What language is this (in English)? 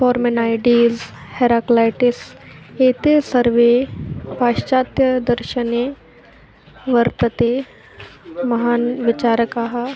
Sanskrit